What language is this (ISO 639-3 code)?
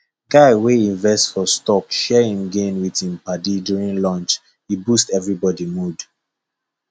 pcm